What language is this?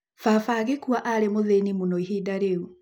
Kikuyu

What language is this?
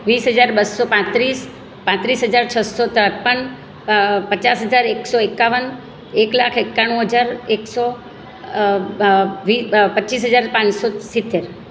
Gujarati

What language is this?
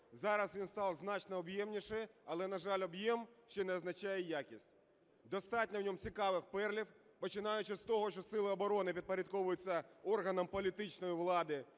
Ukrainian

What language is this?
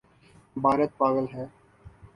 Urdu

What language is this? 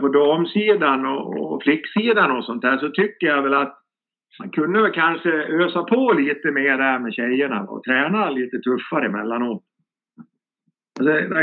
Swedish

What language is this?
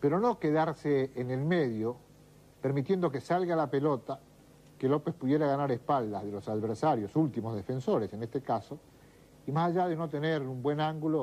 Spanish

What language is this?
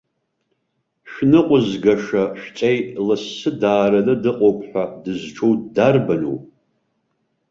Abkhazian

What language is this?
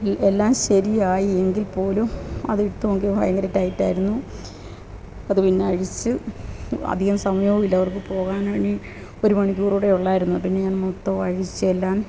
Malayalam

